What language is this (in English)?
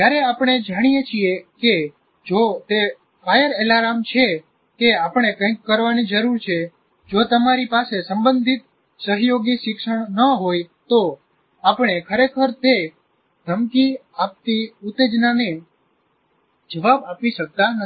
Gujarati